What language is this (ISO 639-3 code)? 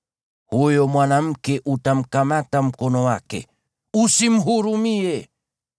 swa